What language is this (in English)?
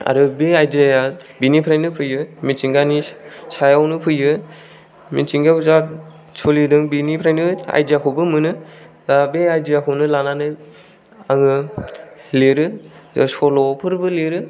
Bodo